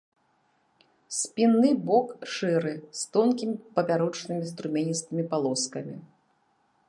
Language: Belarusian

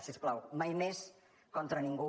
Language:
Catalan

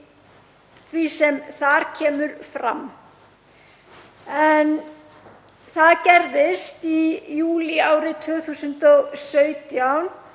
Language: Icelandic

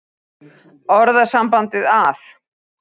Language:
Icelandic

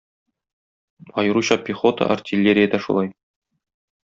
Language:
Tatar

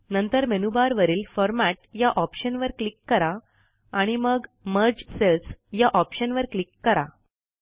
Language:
Marathi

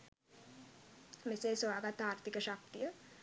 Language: Sinhala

